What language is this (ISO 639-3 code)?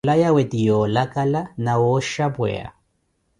eko